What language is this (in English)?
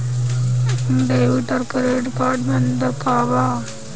Bhojpuri